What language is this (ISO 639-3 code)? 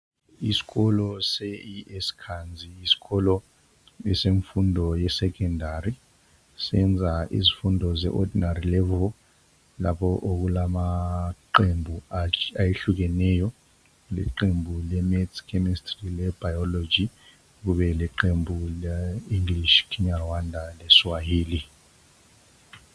nde